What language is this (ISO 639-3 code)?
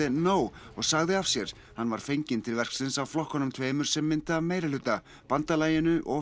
isl